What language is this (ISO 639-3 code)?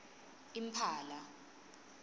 ssw